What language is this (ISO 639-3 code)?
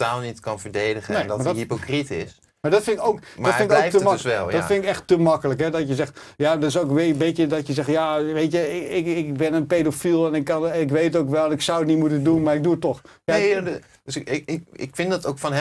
nld